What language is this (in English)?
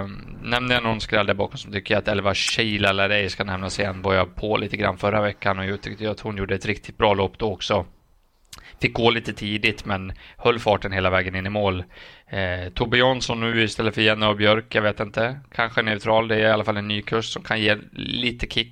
Swedish